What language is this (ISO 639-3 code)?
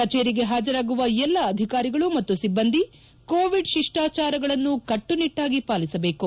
kan